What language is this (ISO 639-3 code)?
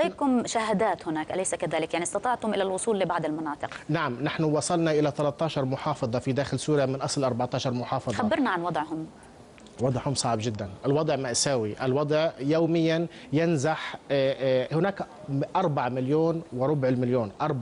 ara